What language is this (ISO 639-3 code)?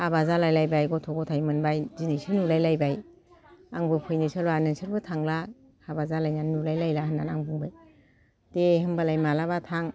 brx